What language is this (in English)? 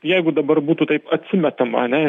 Lithuanian